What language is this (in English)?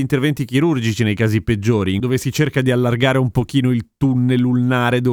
Italian